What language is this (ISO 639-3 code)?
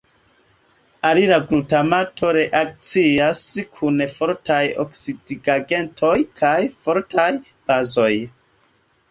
epo